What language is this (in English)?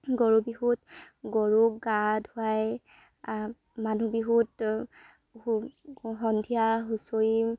Assamese